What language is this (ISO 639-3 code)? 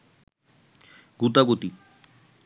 ben